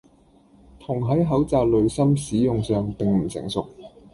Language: Cantonese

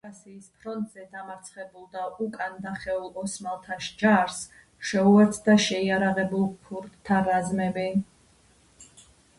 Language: Georgian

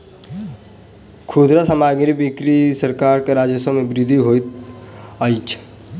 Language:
Maithili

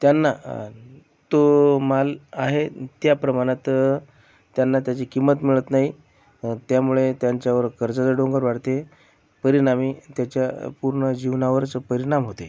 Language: Marathi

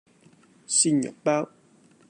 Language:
Cantonese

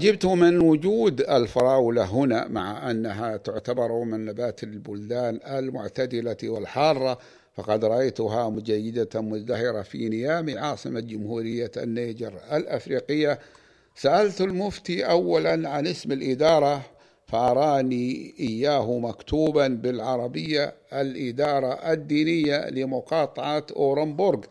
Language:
Arabic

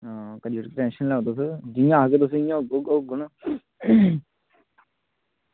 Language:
Dogri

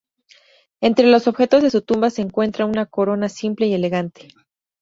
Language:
Spanish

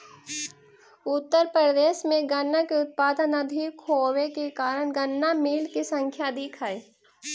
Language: Magahi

